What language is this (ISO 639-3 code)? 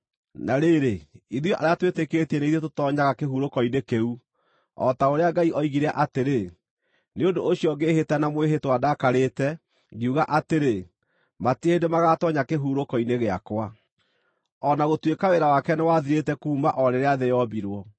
kik